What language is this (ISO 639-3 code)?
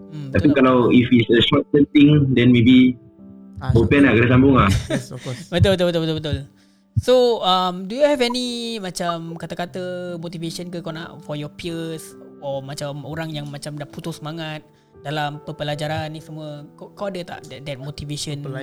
msa